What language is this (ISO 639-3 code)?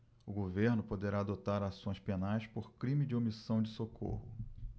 por